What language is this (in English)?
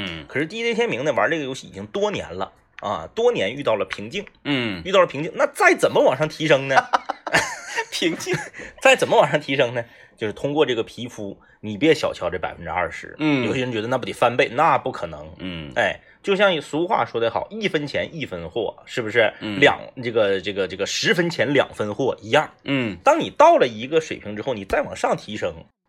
Chinese